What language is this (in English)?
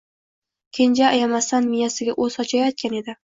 Uzbek